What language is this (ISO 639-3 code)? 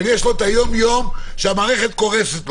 heb